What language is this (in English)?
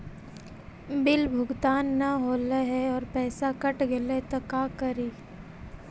Magahi